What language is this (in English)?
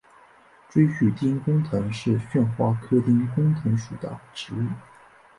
Chinese